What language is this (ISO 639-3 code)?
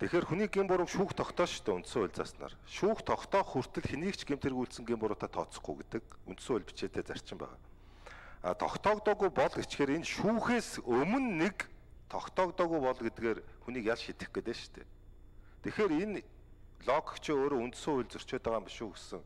kor